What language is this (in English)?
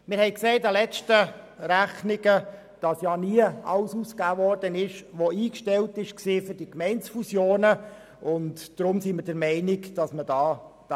Swiss German